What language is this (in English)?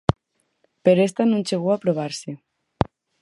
Galician